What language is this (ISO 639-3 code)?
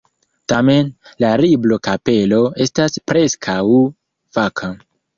epo